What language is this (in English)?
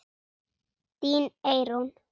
Icelandic